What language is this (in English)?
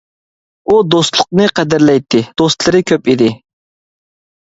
Uyghur